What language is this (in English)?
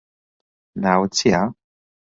Central Kurdish